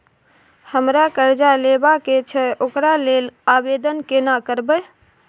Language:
Maithili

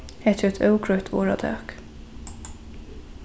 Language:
Faroese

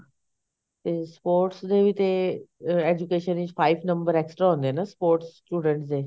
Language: Punjabi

